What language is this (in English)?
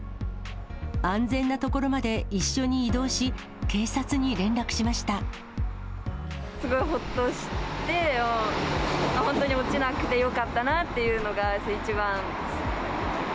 Japanese